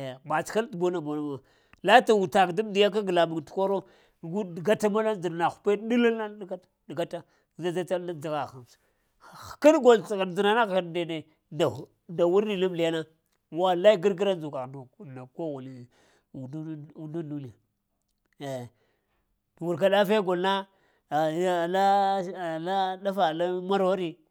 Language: Lamang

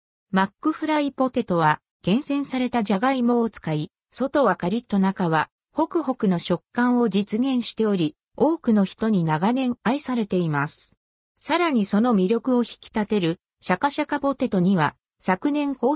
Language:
Japanese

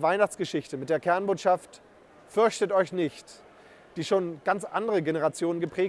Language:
German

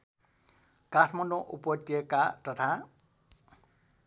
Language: Nepali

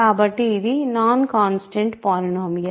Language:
Telugu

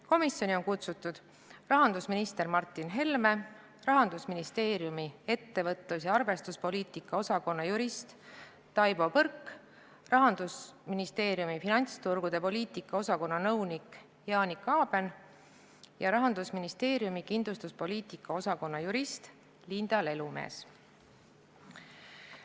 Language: Estonian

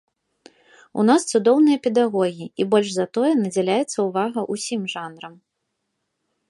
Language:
Belarusian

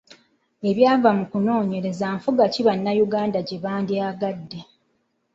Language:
Ganda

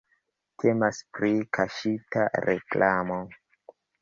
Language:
Esperanto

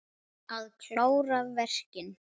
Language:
Icelandic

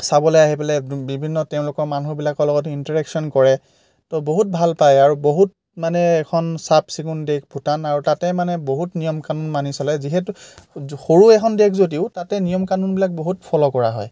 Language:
Assamese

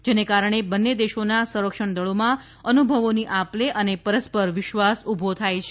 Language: Gujarati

